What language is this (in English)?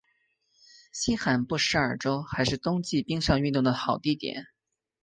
Chinese